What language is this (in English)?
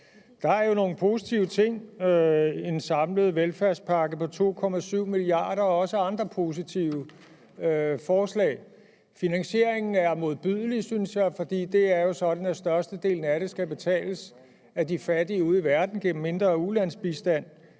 Danish